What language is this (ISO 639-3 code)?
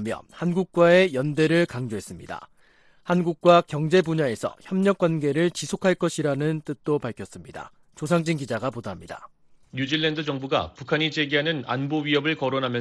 kor